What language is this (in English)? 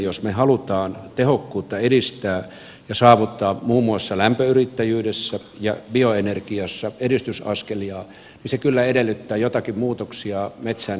Finnish